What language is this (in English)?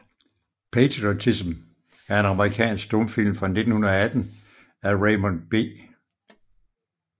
Danish